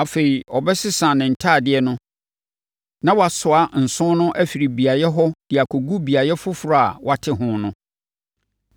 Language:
Akan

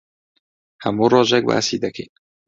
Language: Central Kurdish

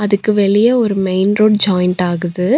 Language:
Tamil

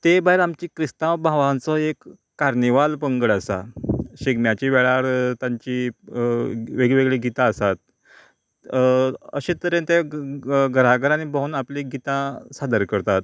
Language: Konkani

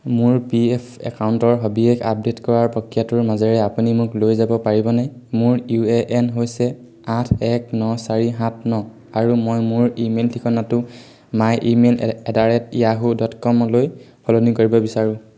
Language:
Assamese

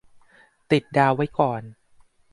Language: Thai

